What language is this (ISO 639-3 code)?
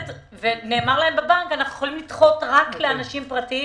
heb